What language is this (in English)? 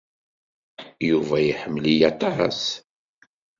Kabyle